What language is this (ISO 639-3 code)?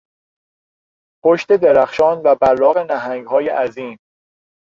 fas